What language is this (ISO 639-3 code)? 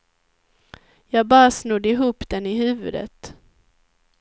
swe